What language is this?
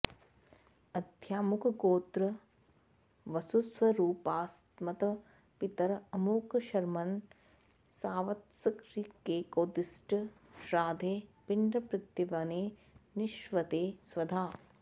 Sanskrit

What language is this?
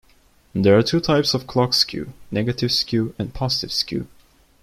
English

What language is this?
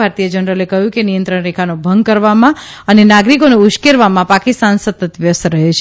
Gujarati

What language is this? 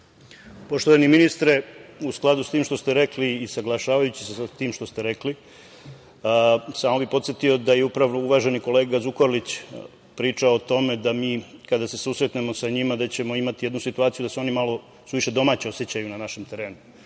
Serbian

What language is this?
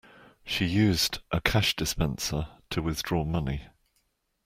English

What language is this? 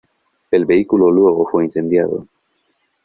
Spanish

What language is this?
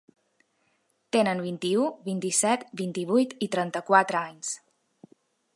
Catalan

